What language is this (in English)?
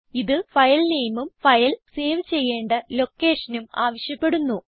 Malayalam